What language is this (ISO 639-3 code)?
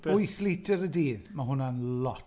cym